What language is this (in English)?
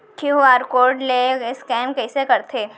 Chhattisgarhi